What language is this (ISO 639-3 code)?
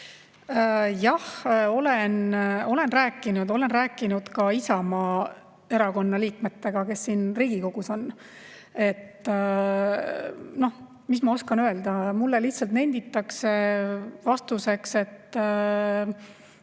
est